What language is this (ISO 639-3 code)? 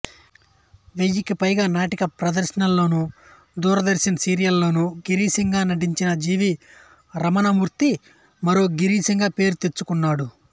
tel